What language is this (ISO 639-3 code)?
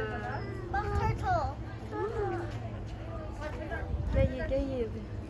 tur